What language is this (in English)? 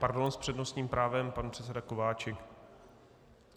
Czech